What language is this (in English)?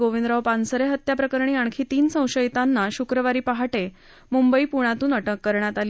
Marathi